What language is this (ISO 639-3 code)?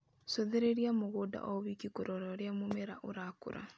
kik